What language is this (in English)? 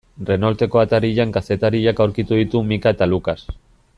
Basque